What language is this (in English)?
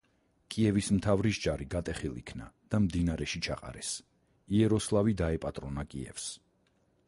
Georgian